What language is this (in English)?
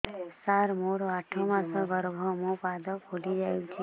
Odia